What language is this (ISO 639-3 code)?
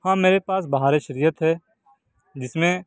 urd